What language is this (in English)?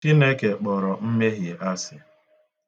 Igbo